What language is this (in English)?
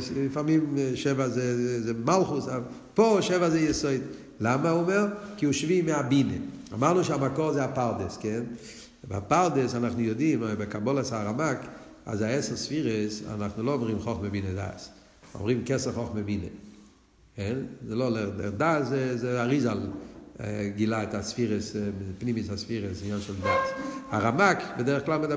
Hebrew